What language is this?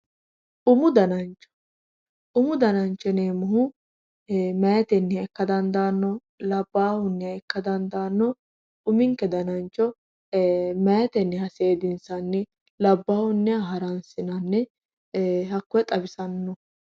Sidamo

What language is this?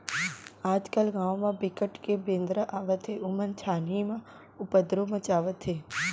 Chhattisgarhi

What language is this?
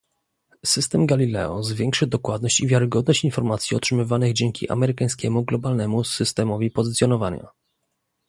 Polish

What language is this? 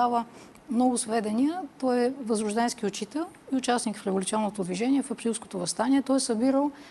Bulgarian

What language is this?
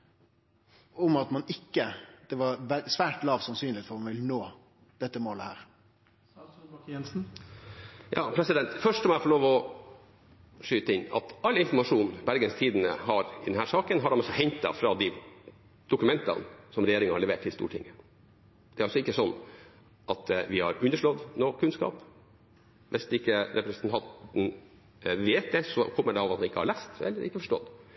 Norwegian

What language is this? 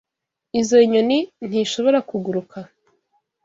Kinyarwanda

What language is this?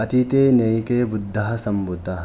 Sanskrit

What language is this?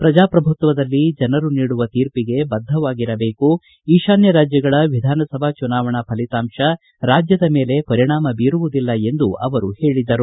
Kannada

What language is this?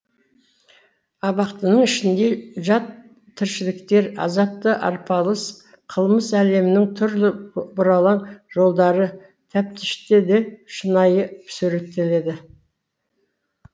Kazakh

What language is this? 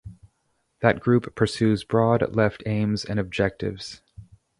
English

